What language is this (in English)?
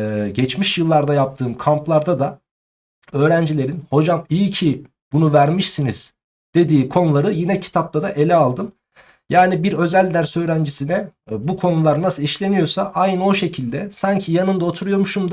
Turkish